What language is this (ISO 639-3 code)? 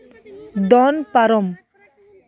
sat